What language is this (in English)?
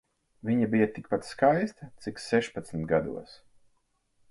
Latvian